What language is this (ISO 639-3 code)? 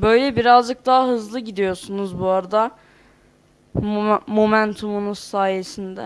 tur